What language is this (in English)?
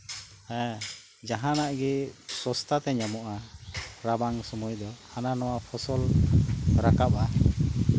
Santali